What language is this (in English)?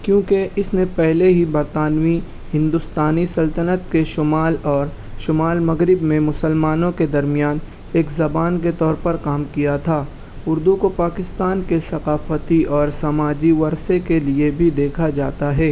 Urdu